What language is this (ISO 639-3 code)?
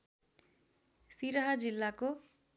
nep